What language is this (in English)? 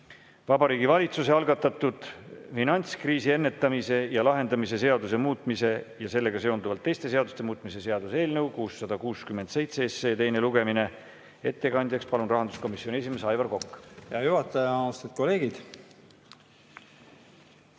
Estonian